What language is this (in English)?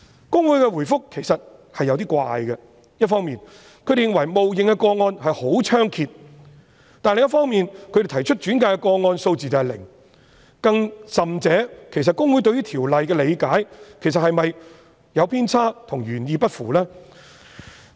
Cantonese